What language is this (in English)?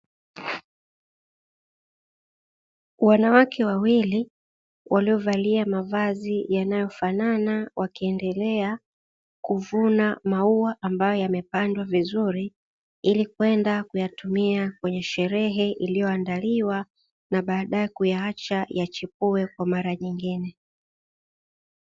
Swahili